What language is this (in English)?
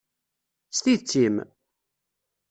Kabyle